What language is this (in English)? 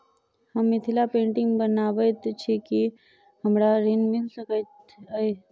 Maithili